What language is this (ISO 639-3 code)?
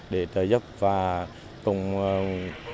vie